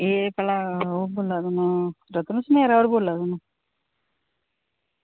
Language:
Dogri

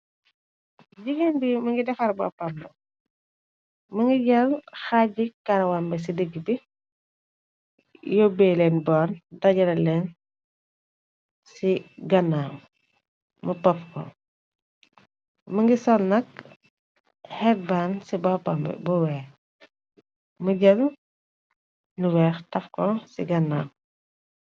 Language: Wolof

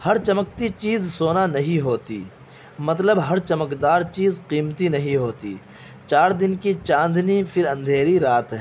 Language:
Urdu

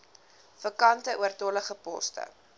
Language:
Afrikaans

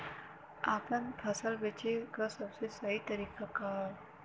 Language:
Bhojpuri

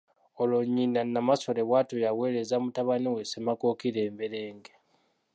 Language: Ganda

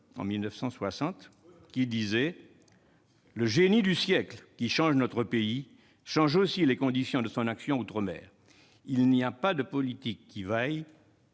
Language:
French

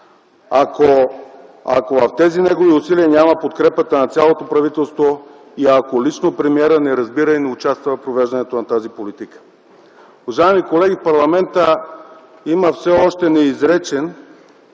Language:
Bulgarian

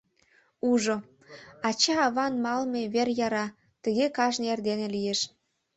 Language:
Mari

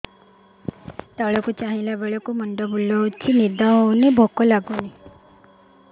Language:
Odia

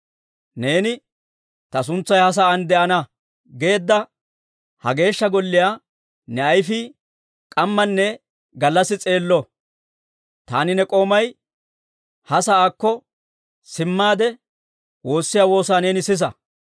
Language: Dawro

